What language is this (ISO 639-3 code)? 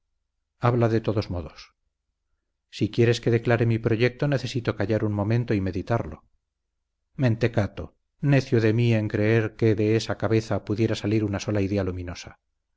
spa